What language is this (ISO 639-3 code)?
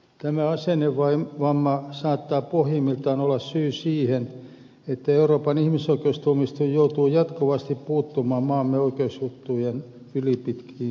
fin